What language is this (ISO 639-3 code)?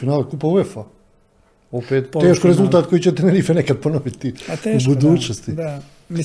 hrv